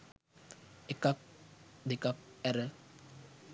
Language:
Sinhala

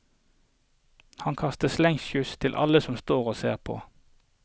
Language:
Norwegian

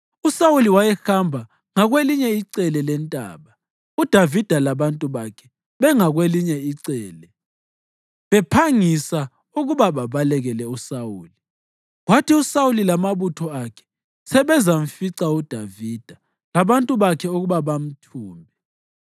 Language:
North Ndebele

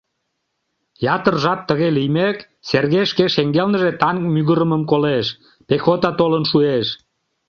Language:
Mari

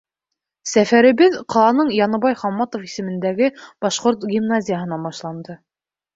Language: Bashkir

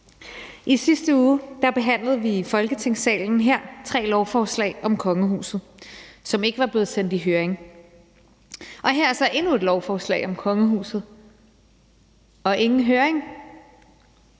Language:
Danish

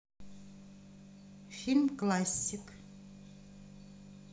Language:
Russian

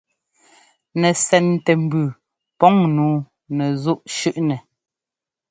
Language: Ngomba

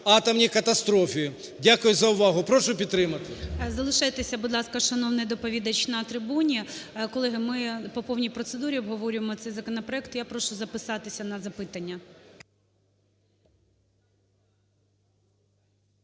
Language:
Ukrainian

